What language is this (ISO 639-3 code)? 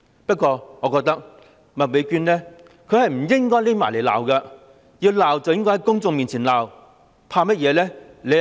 yue